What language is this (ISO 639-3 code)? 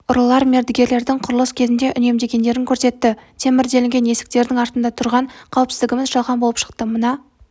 kaz